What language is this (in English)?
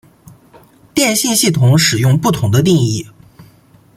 Chinese